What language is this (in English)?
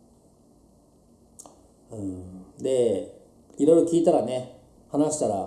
Japanese